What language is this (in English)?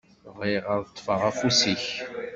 Kabyle